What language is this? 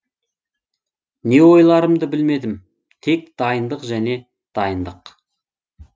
Kazakh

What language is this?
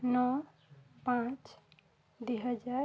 Odia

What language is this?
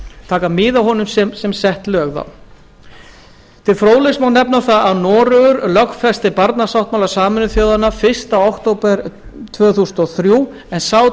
Icelandic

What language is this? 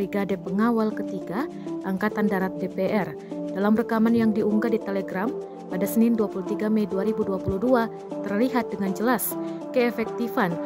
Indonesian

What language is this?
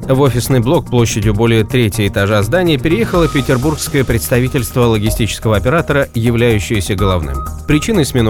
Russian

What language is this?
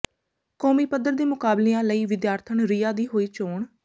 Punjabi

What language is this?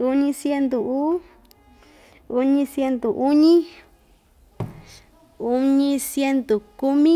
Ixtayutla Mixtec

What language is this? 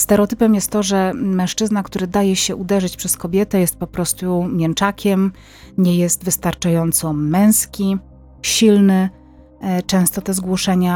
Polish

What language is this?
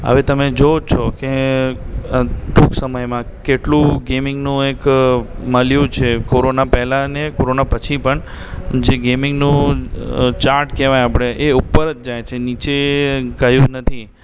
Gujarati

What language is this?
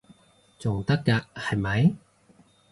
Cantonese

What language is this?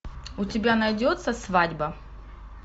Russian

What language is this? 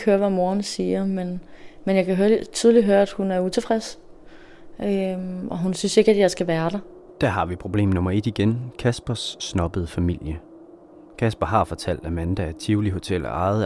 Danish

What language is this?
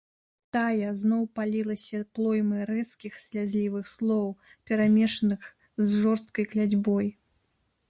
Belarusian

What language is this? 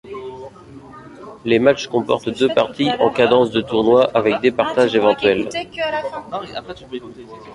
French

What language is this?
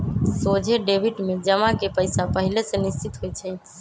Magahi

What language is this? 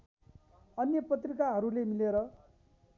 Nepali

